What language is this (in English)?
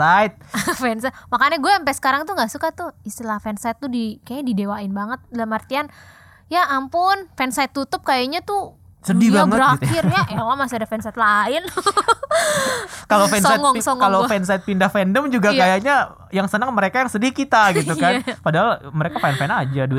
Indonesian